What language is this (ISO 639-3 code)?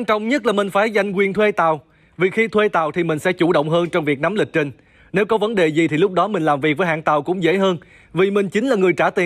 vie